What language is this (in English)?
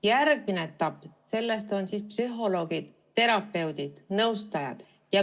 Estonian